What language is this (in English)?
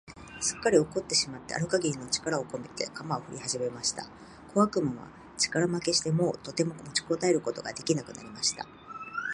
Japanese